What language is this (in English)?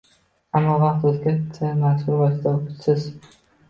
Uzbek